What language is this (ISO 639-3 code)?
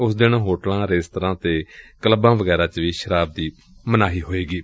pan